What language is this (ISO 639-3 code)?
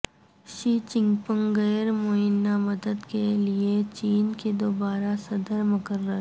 urd